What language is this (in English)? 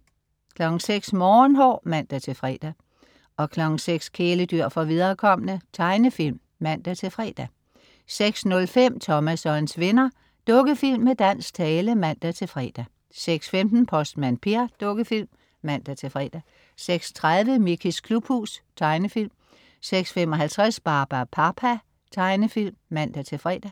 Danish